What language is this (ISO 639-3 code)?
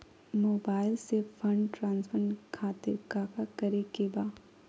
mag